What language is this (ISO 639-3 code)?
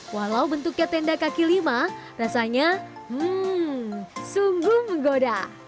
ind